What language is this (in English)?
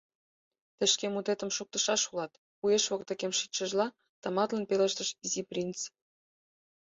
Mari